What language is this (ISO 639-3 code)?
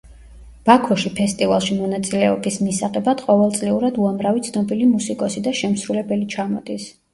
kat